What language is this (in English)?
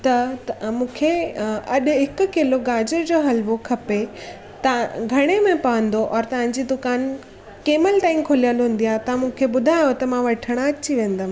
Sindhi